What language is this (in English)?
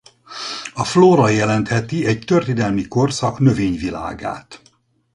Hungarian